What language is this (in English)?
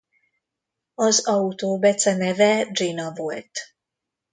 Hungarian